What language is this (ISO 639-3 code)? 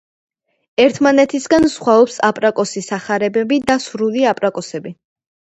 kat